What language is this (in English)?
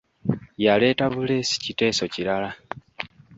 Ganda